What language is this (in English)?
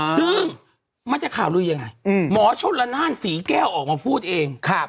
Thai